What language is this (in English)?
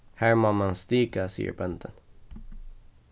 Faroese